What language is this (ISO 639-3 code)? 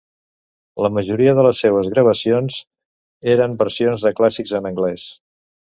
cat